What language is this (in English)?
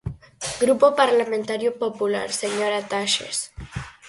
Galician